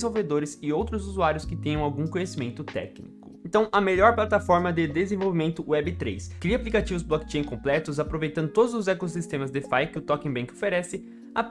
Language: Portuguese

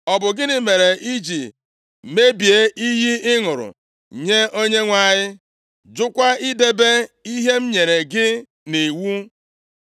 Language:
Igbo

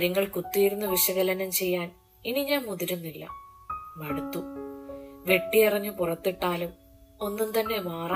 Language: Malayalam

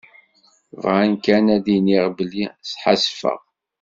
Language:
Kabyle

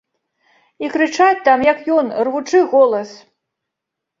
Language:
Belarusian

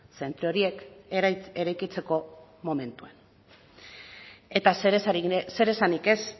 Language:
Basque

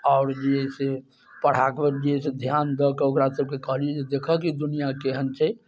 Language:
Maithili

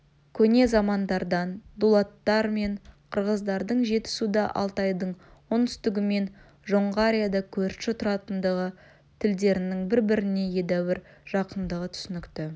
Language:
Kazakh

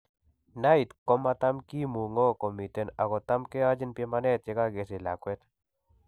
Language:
Kalenjin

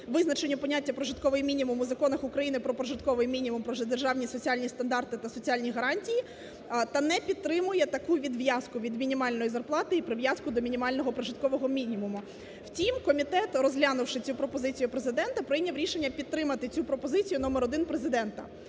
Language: Ukrainian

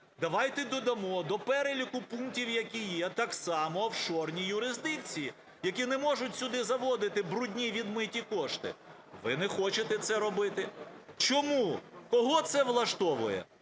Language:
Ukrainian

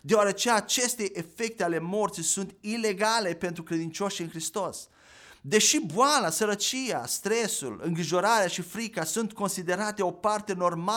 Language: Romanian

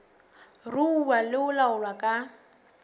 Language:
Southern Sotho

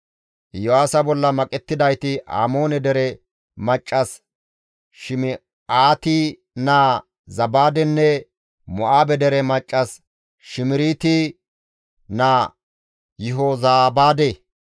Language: Gamo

